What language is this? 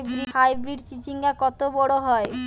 Bangla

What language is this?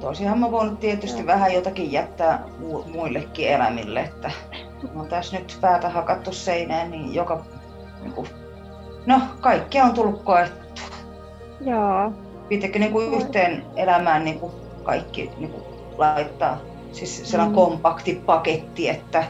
Finnish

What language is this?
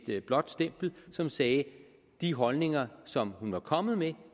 Danish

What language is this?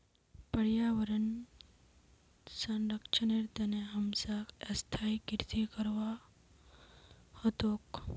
Magahi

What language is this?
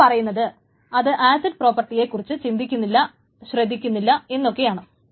Malayalam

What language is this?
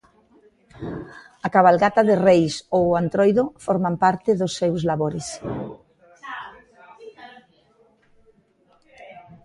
Galician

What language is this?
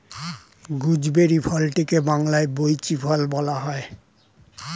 Bangla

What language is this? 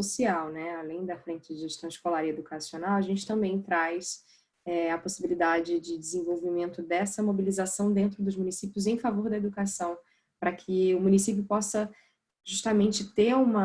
Portuguese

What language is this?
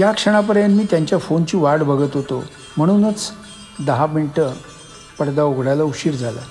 Marathi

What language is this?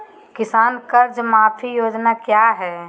Magahi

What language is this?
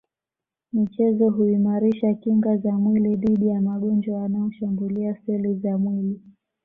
Swahili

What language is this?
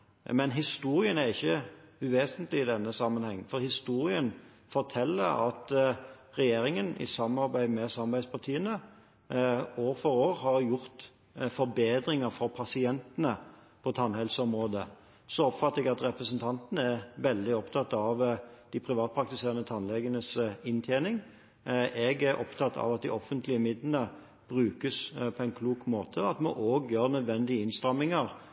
Norwegian Bokmål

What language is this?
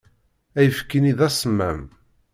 Kabyle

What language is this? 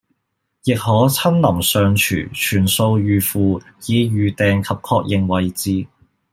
Cantonese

